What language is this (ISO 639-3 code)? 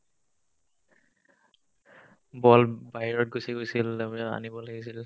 asm